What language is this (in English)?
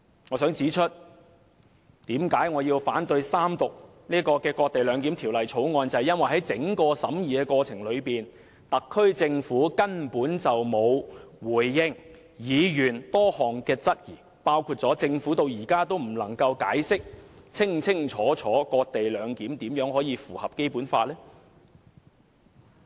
Cantonese